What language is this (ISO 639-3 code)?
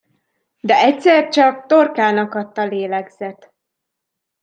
hun